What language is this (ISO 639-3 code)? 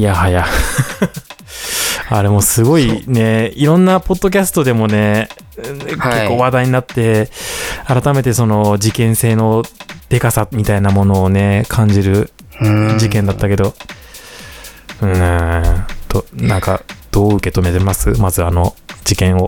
jpn